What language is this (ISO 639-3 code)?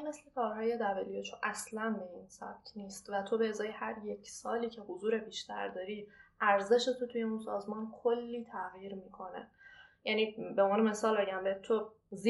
fas